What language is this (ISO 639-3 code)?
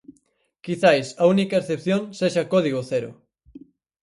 glg